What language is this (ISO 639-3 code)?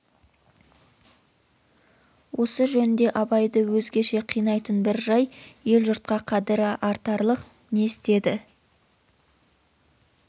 kaz